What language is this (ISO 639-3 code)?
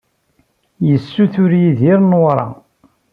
kab